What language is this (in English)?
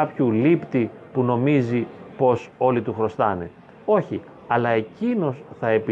Greek